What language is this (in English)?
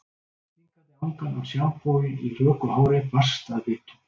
Icelandic